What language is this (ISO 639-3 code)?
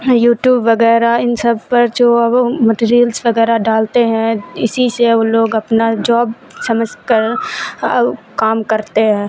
urd